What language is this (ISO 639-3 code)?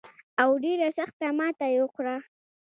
pus